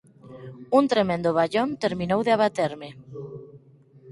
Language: Galician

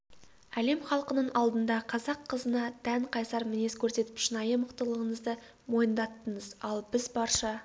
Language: Kazakh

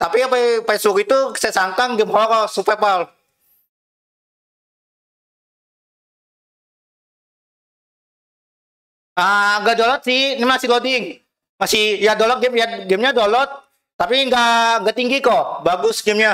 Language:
Indonesian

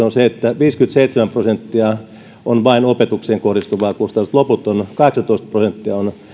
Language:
Finnish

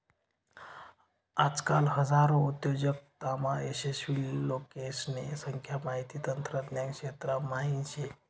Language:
Marathi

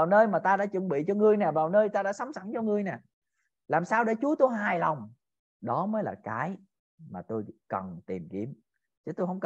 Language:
Vietnamese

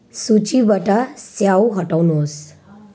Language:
Nepali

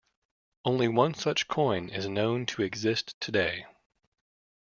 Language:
English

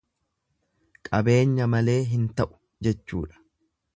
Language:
Oromo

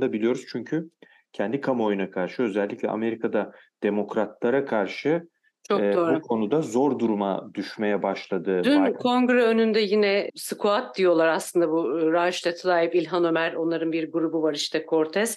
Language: Turkish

